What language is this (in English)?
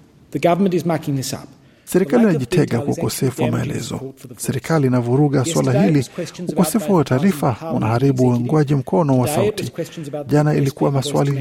Swahili